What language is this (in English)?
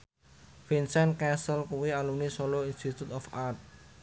Javanese